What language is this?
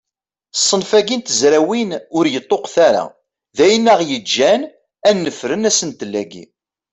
Kabyle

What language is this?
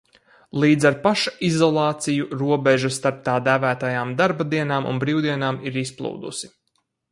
Latvian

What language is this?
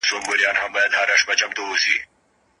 Pashto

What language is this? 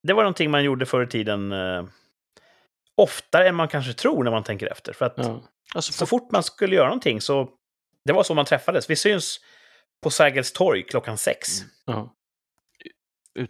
Swedish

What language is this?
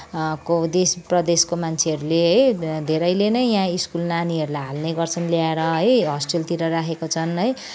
Nepali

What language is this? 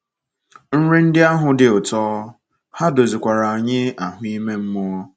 Igbo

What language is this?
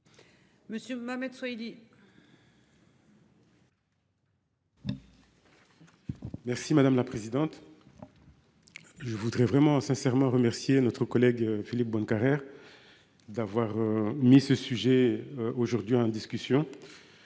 French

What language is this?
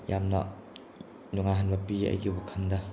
Manipuri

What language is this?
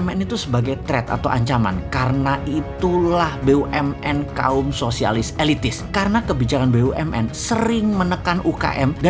Indonesian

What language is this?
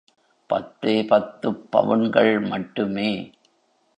Tamil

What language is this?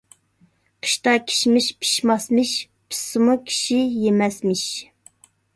Uyghur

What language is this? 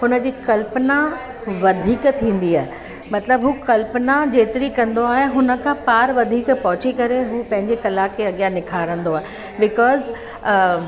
Sindhi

